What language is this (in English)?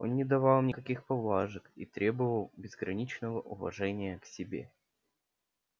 Russian